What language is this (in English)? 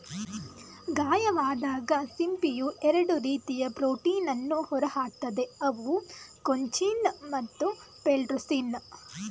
Kannada